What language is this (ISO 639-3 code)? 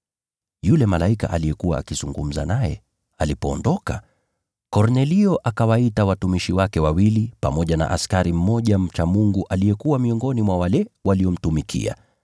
swa